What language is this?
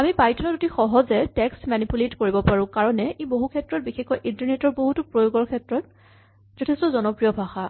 Assamese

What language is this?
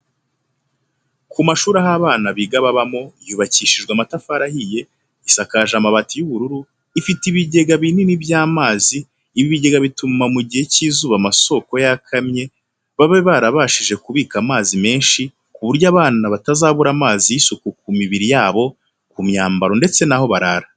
Kinyarwanda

